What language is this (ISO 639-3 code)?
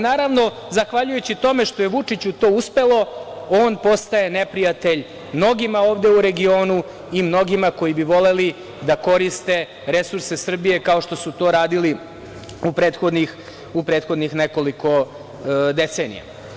srp